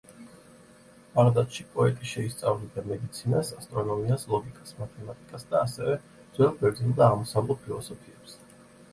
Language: Georgian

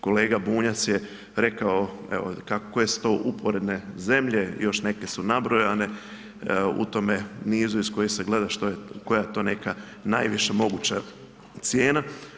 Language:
Croatian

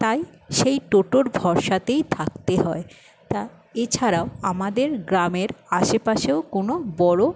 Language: Bangla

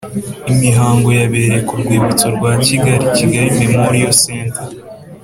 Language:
Kinyarwanda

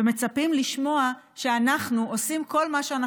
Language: Hebrew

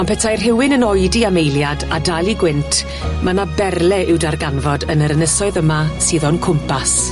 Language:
Welsh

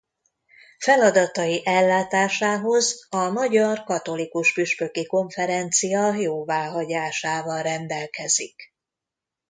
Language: Hungarian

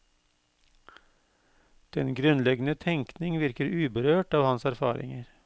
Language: Norwegian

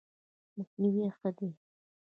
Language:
Pashto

